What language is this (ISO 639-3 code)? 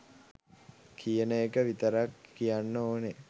sin